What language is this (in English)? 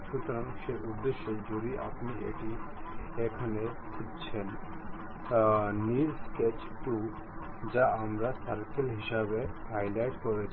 Bangla